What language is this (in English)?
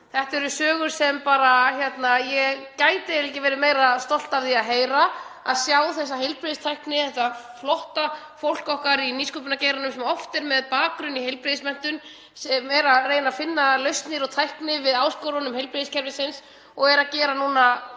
Icelandic